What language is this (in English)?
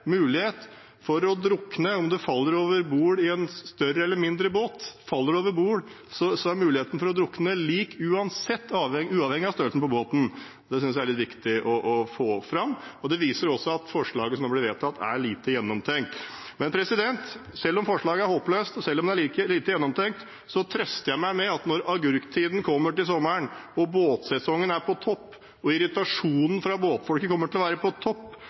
Norwegian Bokmål